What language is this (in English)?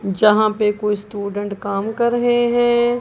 Hindi